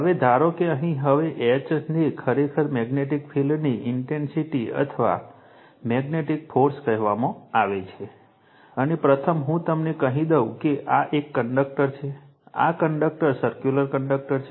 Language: Gujarati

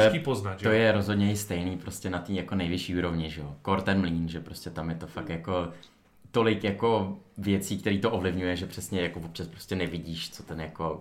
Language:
Czech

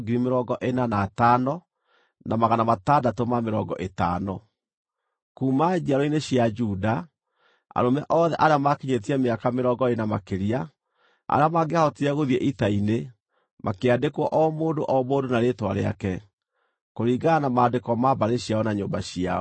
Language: Kikuyu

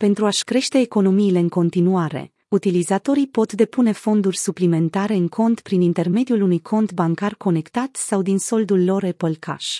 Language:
Romanian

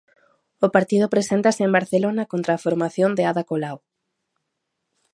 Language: Galician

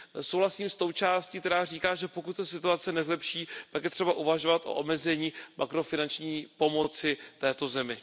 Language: Czech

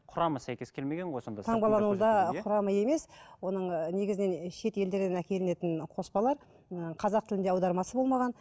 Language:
Kazakh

